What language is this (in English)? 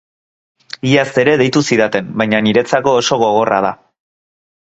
Basque